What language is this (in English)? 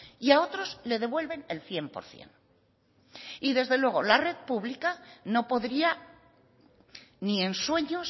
Spanish